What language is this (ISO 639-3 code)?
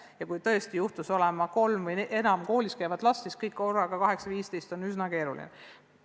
est